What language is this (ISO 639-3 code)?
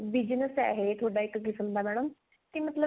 pan